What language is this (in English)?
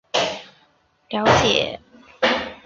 Chinese